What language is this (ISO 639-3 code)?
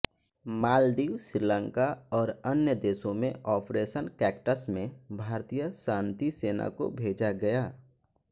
hin